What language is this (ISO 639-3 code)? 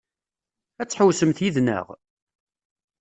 kab